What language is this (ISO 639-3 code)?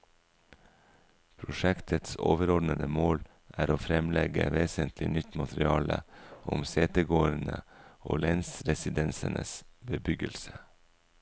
nor